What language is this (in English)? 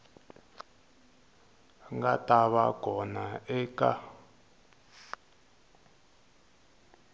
Tsonga